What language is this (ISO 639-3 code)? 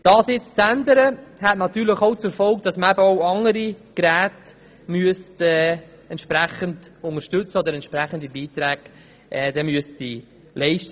gsw